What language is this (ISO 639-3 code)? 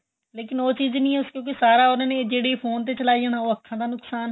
pan